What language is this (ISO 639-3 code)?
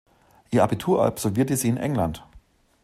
deu